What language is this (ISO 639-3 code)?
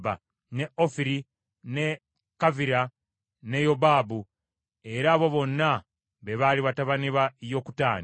lug